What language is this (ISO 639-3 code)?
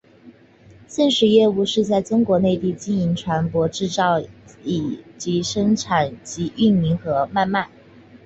zho